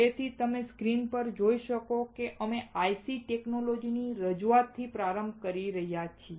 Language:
Gujarati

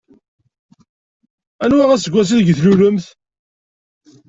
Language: Kabyle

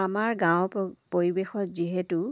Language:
Assamese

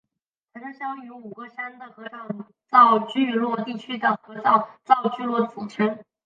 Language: Chinese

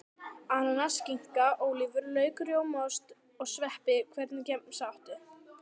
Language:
Icelandic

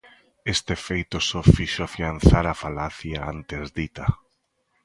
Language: Galician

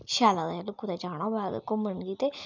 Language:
Dogri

